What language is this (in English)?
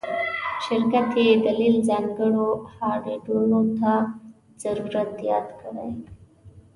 Pashto